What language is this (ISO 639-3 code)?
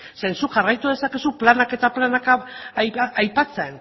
eus